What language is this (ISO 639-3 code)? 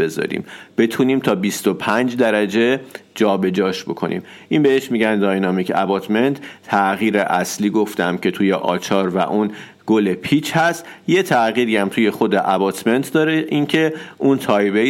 fas